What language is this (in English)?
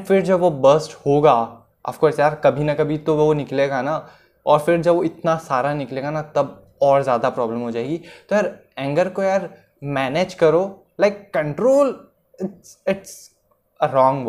Hindi